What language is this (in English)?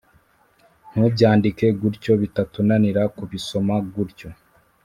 Kinyarwanda